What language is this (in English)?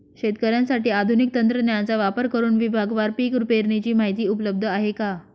Marathi